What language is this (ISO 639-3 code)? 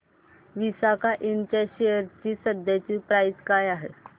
mar